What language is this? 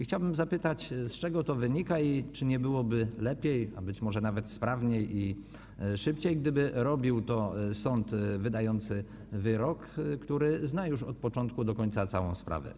Polish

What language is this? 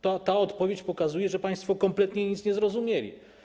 Polish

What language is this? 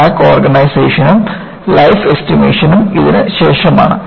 Malayalam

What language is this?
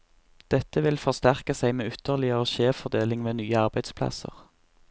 Norwegian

